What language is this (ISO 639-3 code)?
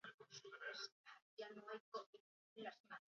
eus